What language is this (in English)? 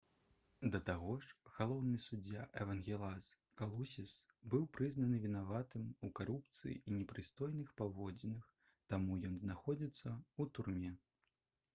Belarusian